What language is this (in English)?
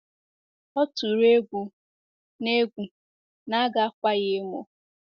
Igbo